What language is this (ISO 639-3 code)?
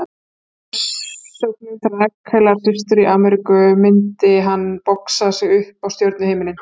isl